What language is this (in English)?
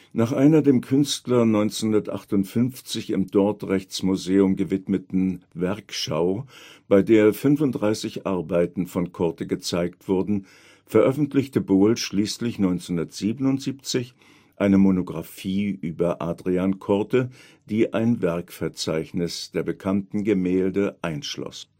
German